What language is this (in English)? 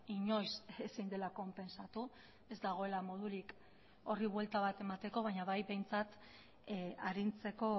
Basque